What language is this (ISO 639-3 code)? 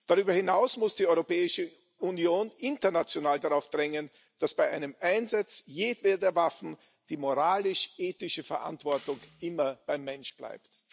deu